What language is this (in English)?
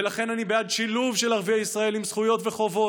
Hebrew